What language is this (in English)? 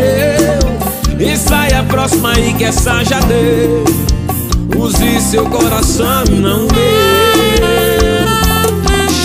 Portuguese